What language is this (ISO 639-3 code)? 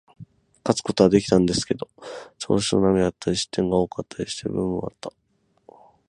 jpn